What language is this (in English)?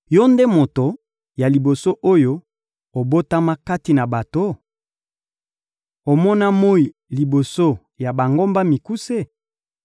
Lingala